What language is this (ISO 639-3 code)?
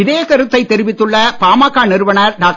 tam